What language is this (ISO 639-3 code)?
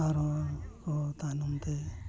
sat